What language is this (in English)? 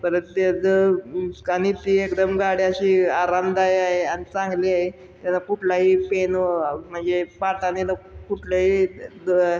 Marathi